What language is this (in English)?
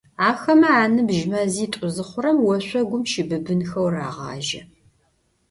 Adyghe